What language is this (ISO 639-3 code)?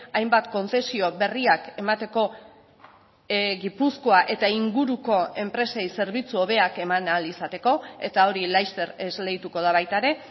eus